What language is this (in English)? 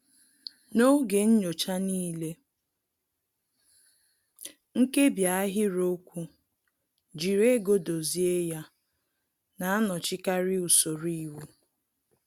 Igbo